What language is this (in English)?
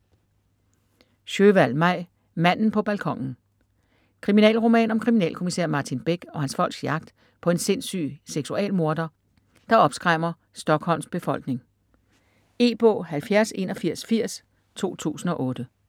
Danish